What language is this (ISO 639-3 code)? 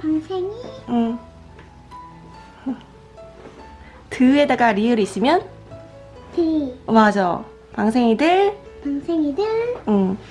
kor